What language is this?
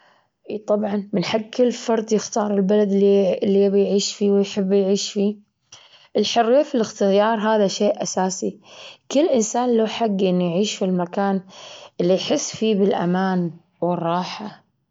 Gulf Arabic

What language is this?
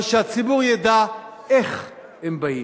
Hebrew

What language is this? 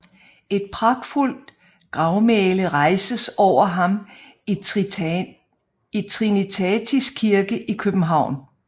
Danish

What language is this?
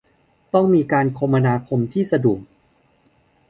Thai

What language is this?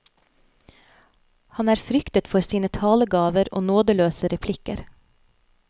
Norwegian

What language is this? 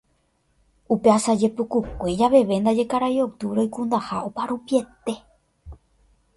Guarani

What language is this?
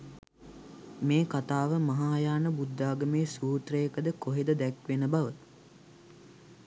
Sinhala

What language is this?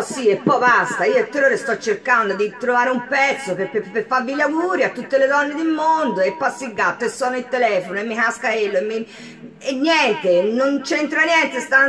Italian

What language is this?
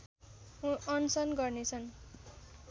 Nepali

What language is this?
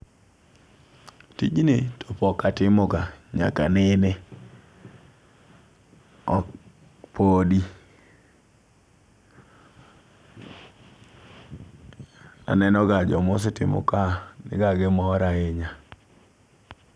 Luo (Kenya and Tanzania)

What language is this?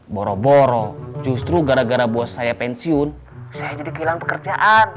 Indonesian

